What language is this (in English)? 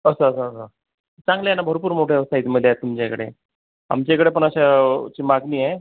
Marathi